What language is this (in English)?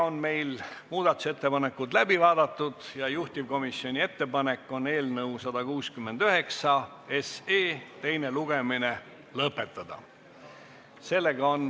Estonian